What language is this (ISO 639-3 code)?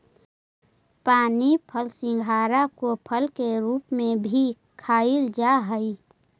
mag